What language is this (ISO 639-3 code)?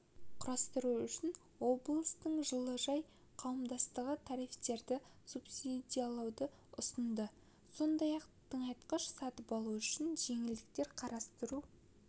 kaz